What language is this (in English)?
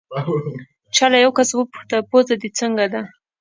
Pashto